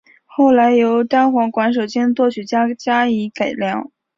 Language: Chinese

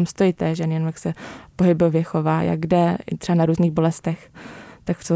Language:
Czech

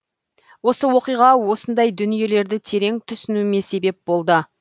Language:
Kazakh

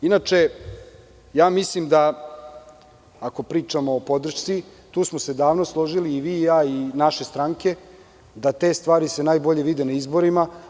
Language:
Serbian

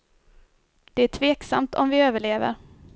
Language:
Swedish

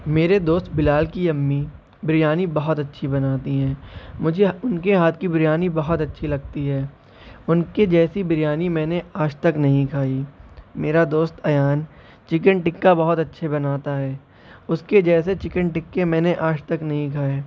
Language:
Urdu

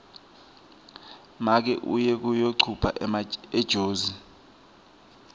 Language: Swati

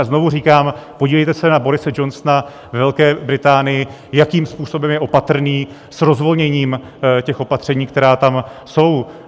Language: Czech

